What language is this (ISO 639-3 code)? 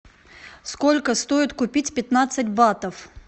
rus